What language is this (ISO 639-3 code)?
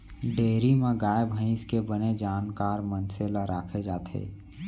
hne